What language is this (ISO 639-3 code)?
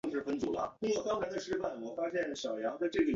zho